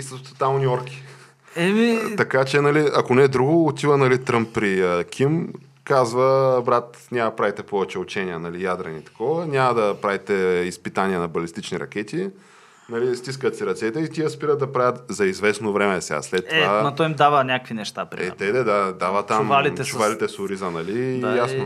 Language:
Bulgarian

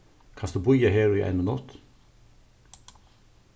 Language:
Faroese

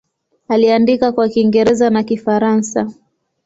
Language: Swahili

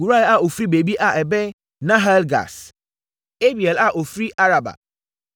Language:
Akan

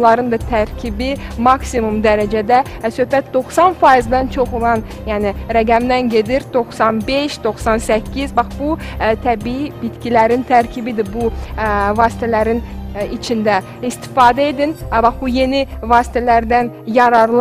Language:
Turkish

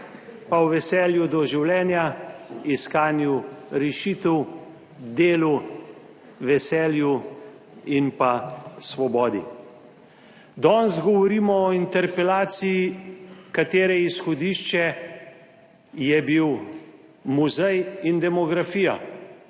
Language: Slovenian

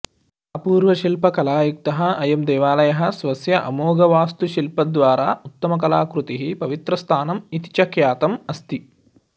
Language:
Sanskrit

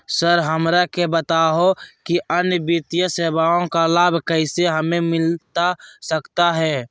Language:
Magahi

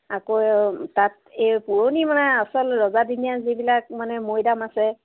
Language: Assamese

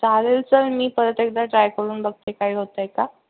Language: Marathi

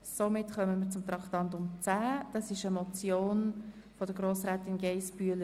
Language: Swiss German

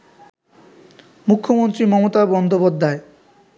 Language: Bangla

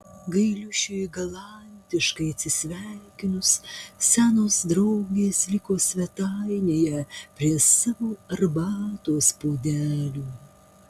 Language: Lithuanian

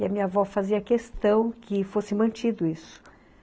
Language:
Portuguese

